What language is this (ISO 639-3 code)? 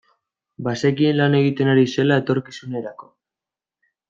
eus